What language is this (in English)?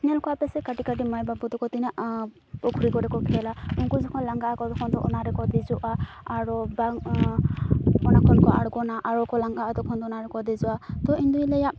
Santali